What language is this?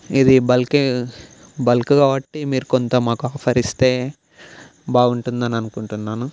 Telugu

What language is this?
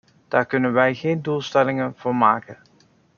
Dutch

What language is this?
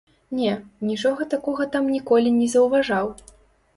Belarusian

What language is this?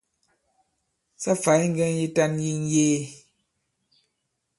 Bankon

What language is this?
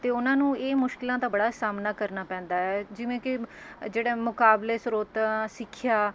Punjabi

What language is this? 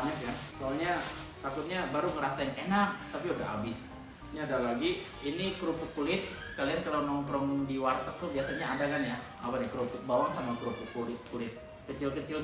Indonesian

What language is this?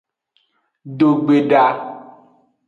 Aja (Benin)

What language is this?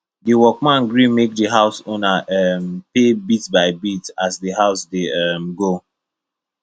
Nigerian Pidgin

